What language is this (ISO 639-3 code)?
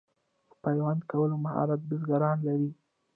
pus